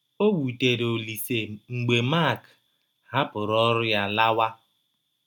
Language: Igbo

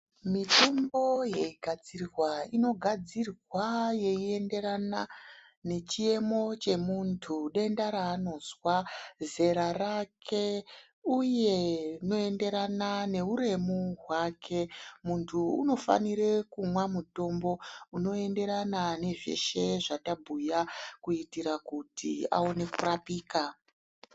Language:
Ndau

